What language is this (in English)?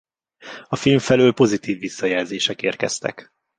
Hungarian